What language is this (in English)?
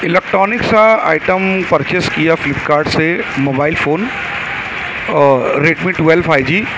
Urdu